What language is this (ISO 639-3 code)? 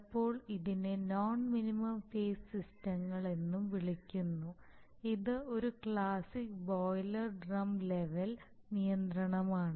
mal